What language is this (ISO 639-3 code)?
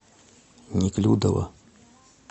rus